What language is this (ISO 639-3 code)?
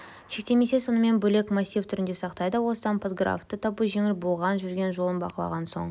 kaz